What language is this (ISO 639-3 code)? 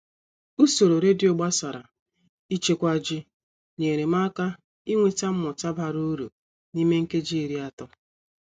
ibo